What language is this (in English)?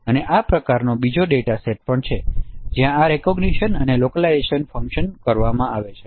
Gujarati